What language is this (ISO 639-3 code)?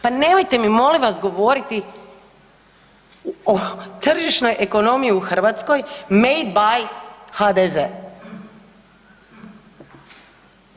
hrv